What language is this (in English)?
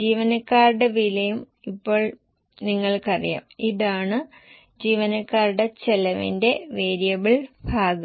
Malayalam